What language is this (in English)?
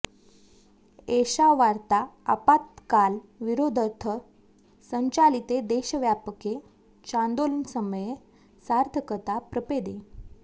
Sanskrit